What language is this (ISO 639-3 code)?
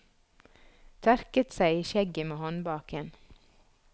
nor